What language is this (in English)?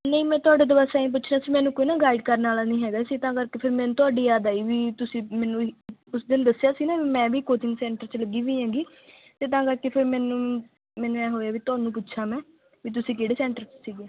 Punjabi